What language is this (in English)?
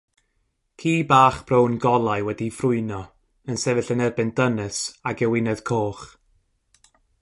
Welsh